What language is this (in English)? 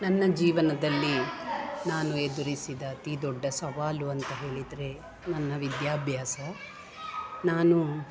Kannada